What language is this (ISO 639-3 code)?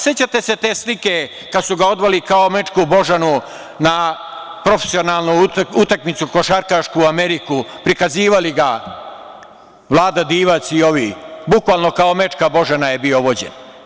srp